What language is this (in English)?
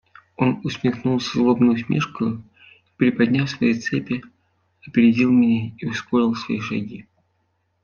Russian